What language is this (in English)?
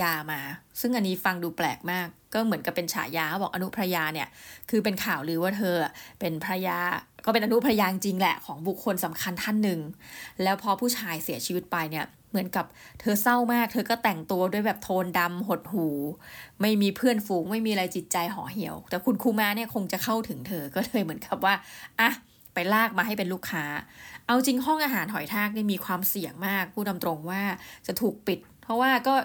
Thai